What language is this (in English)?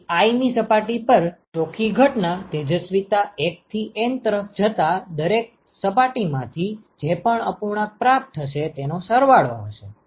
Gujarati